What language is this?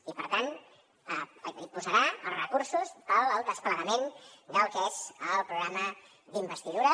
Catalan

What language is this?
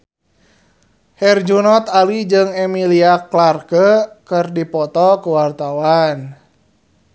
Sundanese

